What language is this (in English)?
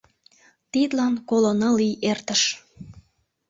Mari